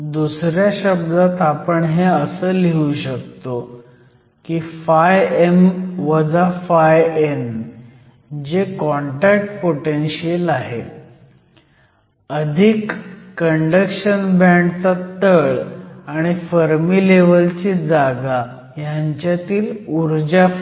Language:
Marathi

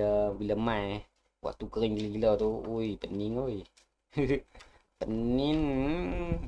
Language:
Malay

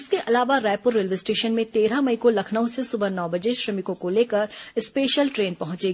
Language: Hindi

